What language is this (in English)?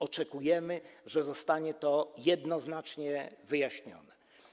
Polish